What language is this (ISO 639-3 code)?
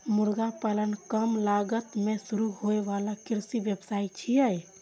mai